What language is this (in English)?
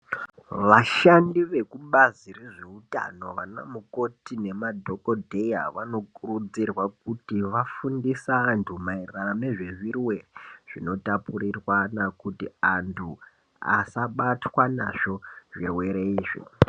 Ndau